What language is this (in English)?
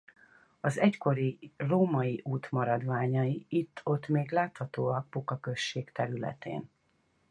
Hungarian